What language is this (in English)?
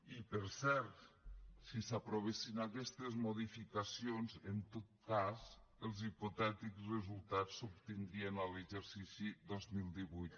Catalan